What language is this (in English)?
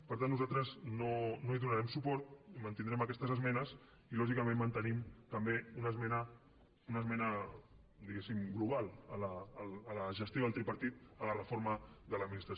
Catalan